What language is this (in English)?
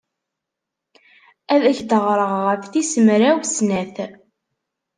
Kabyle